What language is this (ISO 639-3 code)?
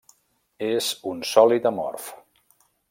cat